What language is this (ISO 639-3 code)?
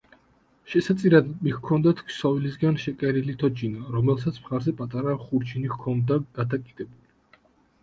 kat